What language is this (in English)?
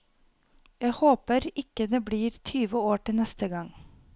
Norwegian